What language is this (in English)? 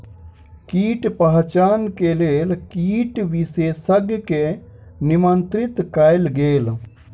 Maithili